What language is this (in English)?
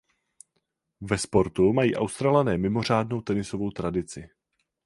Czech